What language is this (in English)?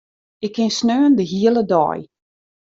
Western Frisian